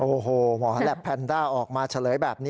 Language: Thai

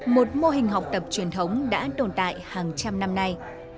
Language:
Vietnamese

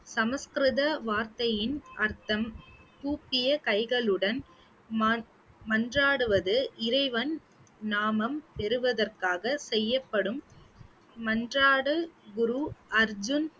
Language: Tamil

